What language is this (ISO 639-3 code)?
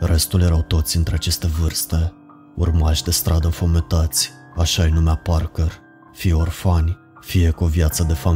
ron